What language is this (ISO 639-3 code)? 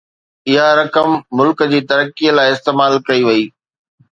snd